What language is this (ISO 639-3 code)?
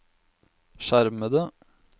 nor